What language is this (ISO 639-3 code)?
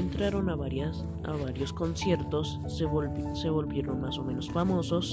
spa